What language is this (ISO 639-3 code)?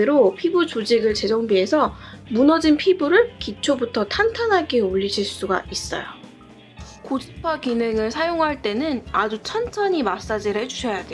kor